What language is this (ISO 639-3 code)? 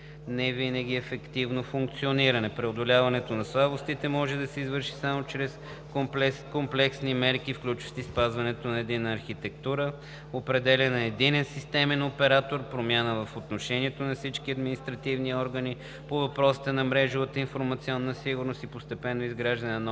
bul